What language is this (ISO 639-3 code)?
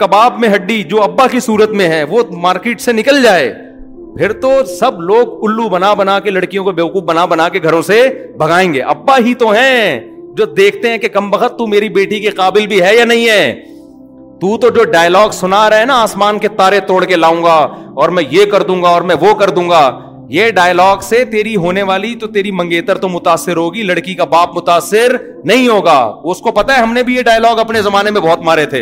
urd